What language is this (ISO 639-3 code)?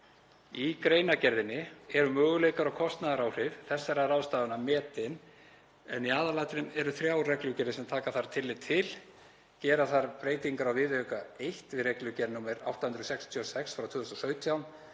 isl